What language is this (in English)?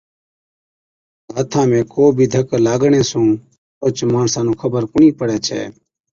Od